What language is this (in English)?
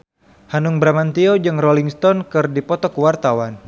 Sundanese